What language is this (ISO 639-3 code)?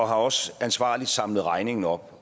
dan